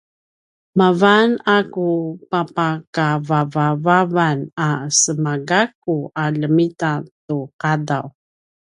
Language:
Paiwan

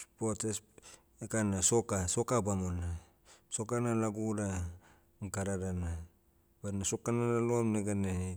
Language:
Motu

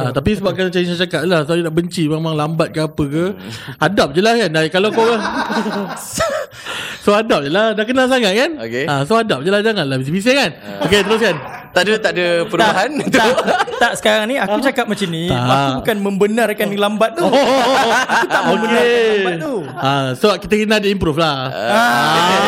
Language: Malay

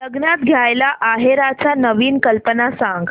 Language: Marathi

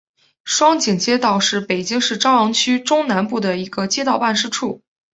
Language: Chinese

